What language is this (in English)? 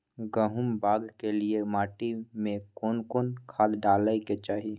Maithili